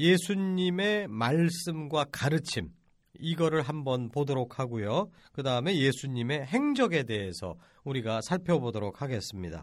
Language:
Korean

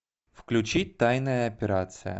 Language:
Russian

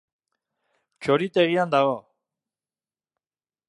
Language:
Basque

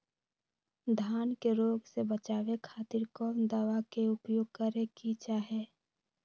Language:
Magahi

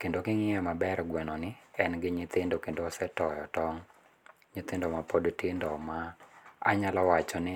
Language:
Luo (Kenya and Tanzania)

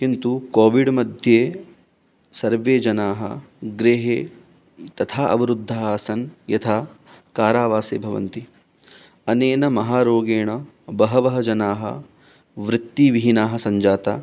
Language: Sanskrit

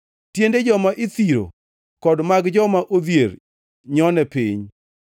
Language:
Luo (Kenya and Tanzania)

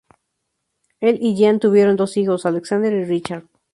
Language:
Spanish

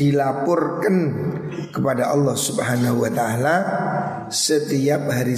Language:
Indonesian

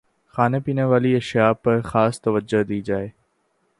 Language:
Urdu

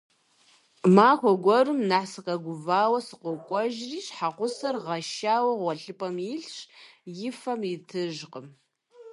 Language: Kabardian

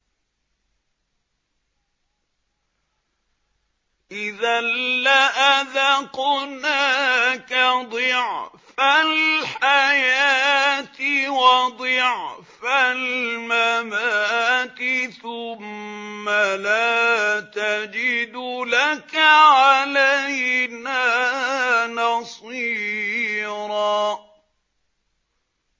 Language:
Arabic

